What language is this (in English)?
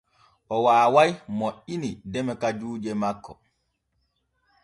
Borgu Fulfulde